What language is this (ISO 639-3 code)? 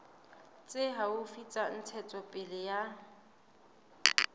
sot